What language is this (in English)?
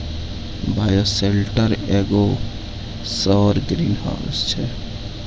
Maithili